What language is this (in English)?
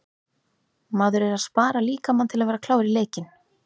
Icelandic